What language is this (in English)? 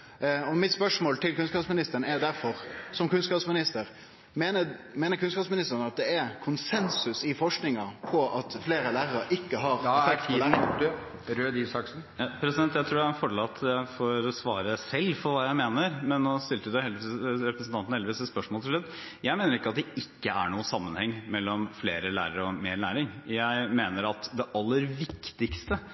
Norwegian